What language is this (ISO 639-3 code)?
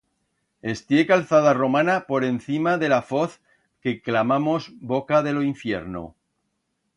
arg